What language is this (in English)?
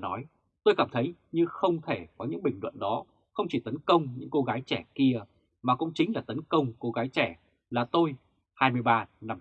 Vietnamese